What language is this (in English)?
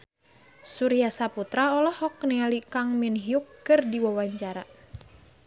Sundanese